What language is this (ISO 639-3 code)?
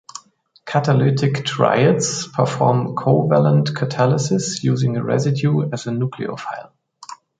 eng